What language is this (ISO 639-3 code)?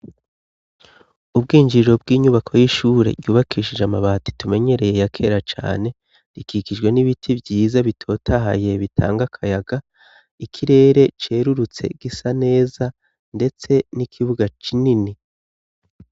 run